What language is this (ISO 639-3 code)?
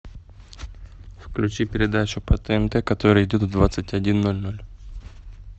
rus